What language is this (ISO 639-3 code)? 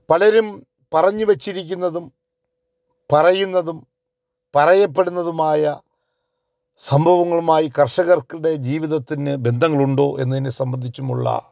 mal